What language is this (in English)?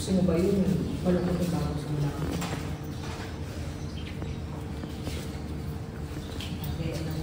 Filipino